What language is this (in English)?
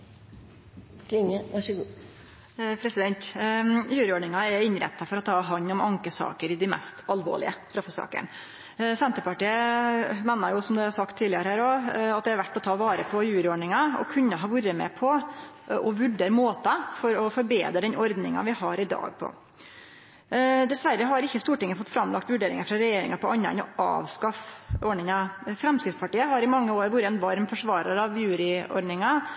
Norwegian Nynorsk